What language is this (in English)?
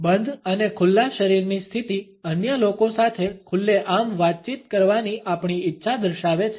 Gujarati